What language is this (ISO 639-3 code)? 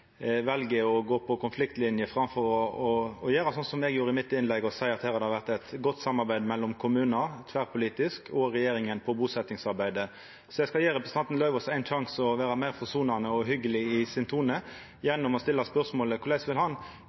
nno